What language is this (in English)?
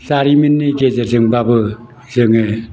Bodo